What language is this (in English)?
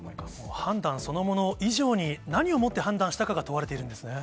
Japanese